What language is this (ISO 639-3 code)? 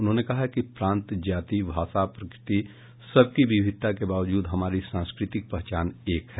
hin